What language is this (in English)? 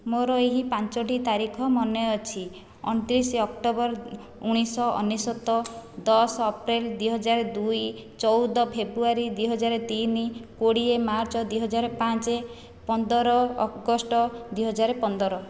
Odia